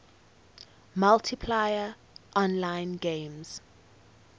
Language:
English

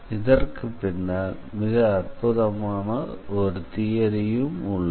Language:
Tamil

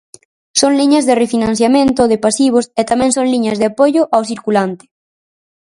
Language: Galician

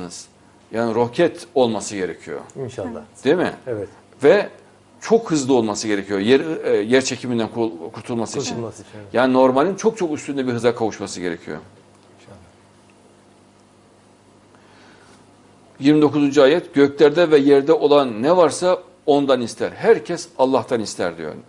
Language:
Turkish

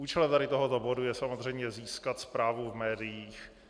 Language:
Czech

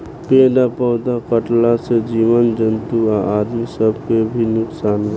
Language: Bhojpuri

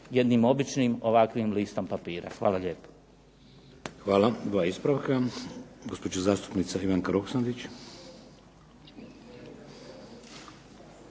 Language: Croatian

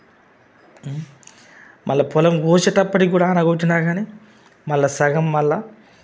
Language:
Telugu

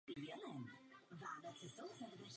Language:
Czech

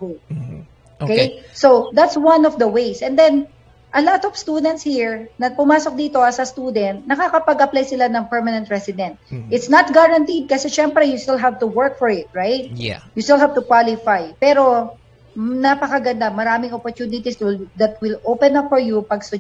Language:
Filipino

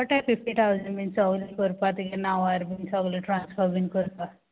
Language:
Konkani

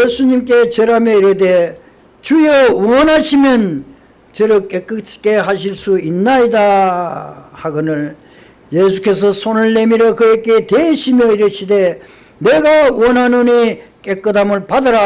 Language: Korean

